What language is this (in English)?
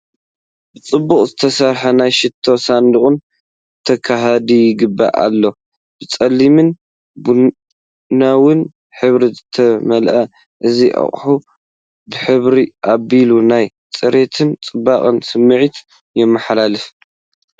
Tigrinya